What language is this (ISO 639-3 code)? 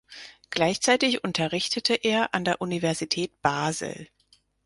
deu